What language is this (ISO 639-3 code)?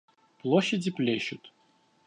rus